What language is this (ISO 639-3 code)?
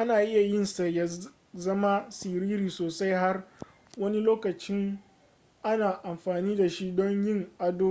hau